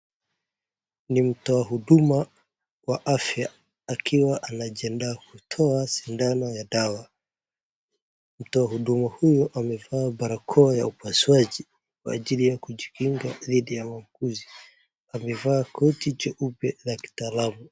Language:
Swahili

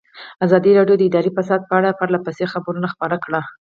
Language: Pashto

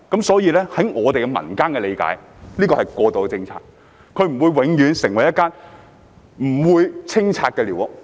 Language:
Cantonese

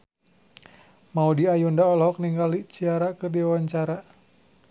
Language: Sundanese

